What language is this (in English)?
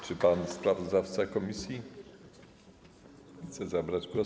Polish